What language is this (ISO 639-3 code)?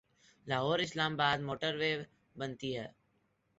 urd